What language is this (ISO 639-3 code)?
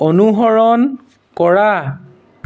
asm